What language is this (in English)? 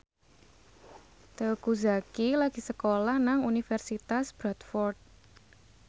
Javanese